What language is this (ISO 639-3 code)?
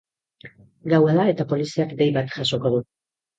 eus